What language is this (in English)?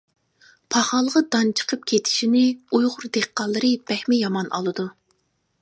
Uyghur